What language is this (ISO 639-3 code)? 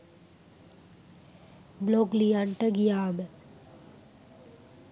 sin